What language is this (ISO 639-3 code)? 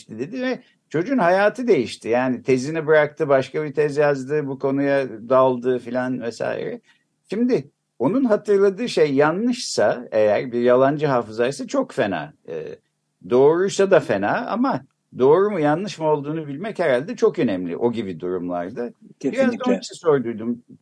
tur